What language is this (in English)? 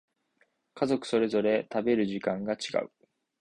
Japanese